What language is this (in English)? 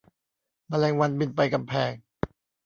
Thai